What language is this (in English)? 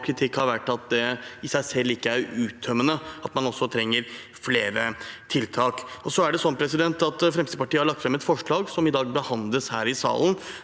Norwegian